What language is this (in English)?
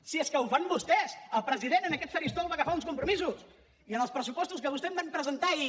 Catalan